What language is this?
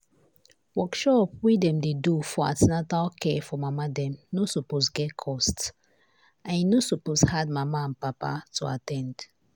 Nigerian Pidgin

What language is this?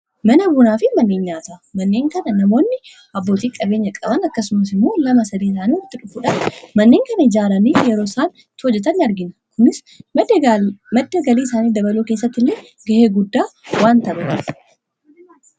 Oromo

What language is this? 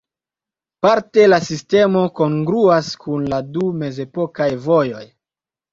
Esperanto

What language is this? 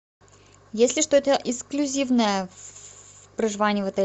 Russian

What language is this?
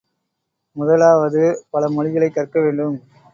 Tamil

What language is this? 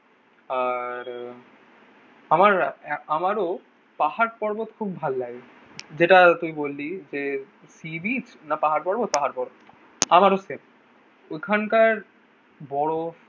Bangla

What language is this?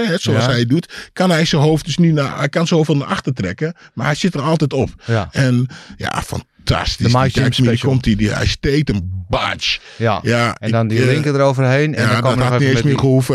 Dutch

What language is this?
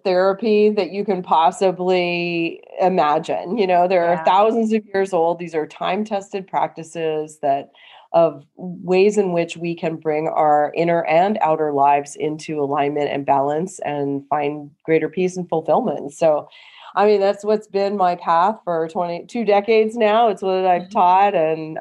English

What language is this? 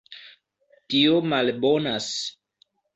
Esperanto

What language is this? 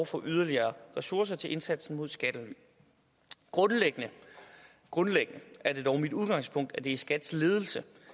Danish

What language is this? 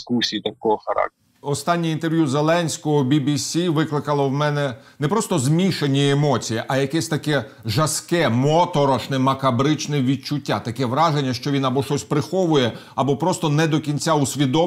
Ukrainian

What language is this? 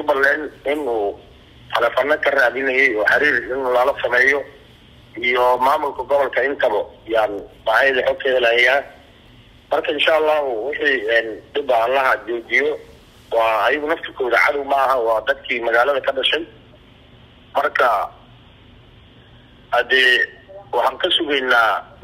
Arabic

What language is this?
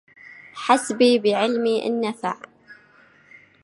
Arabic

